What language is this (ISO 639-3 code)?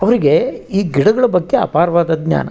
kan